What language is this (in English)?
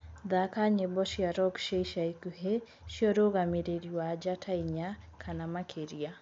Kikuyu